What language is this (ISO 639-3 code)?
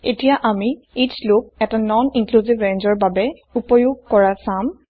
asm